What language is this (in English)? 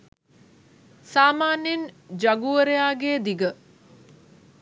Sinhala